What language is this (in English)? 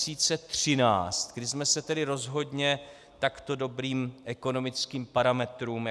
Czech